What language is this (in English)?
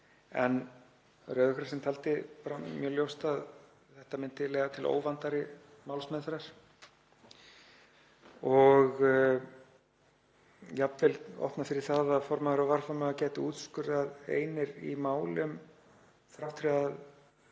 Icelandic